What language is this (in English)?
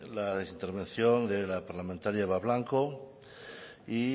Spanish